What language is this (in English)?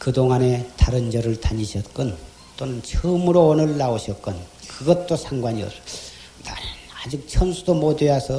Korean